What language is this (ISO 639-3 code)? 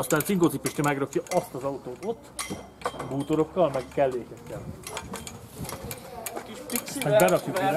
hun